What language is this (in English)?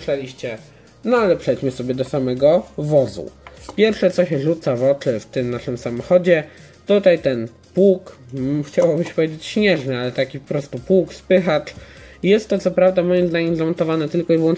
Polish